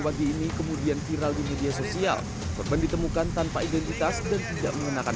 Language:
Indonesian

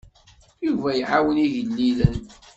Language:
Kabyle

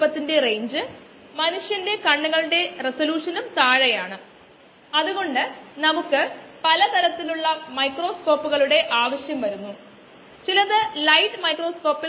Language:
Malayalam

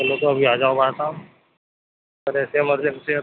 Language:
Urdu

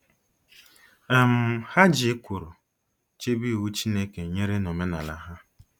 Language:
Igbo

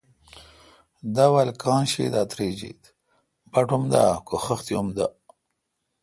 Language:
Kalkoti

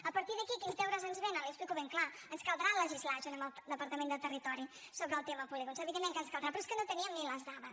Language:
Catalan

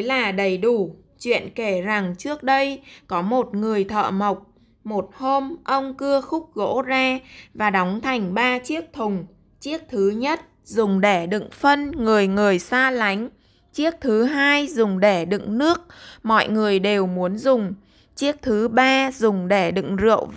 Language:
Vietnamese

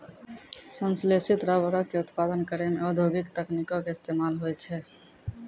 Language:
Maithili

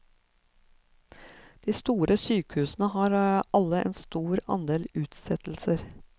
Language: Norwegian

